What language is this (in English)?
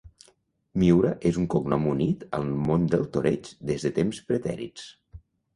Catalan